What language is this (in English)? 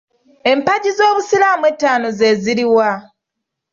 Ganda